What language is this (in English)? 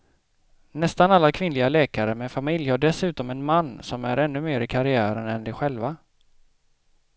Swedish